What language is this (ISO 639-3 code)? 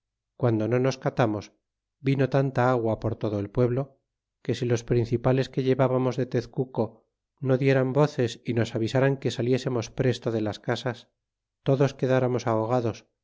spa